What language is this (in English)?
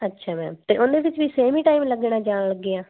Punjabi